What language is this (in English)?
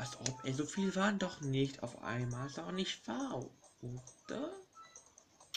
German